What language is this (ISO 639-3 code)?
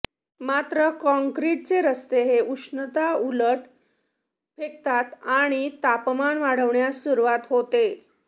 mar